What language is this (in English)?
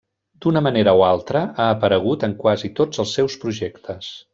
Catalan